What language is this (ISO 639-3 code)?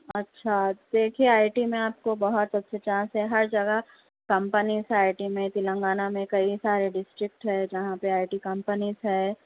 urd